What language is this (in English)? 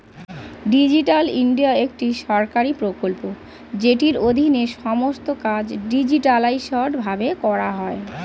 Bangla